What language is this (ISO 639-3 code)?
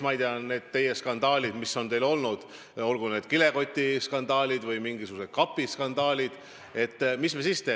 est